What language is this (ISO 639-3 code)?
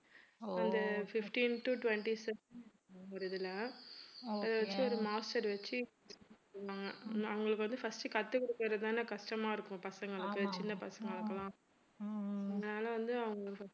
tam